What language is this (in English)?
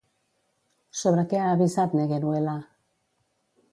Catalan